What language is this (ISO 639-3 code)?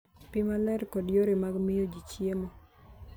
luo